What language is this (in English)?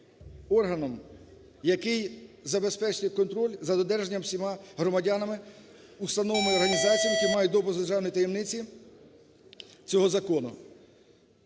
Ukrainian